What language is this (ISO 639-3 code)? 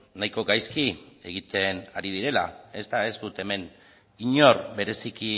eus